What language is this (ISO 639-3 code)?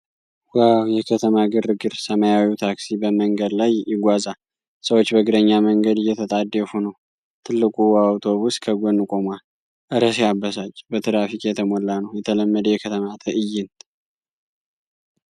amh